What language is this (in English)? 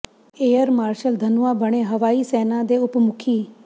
Punjabi